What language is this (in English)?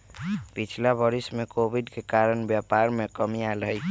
Magahi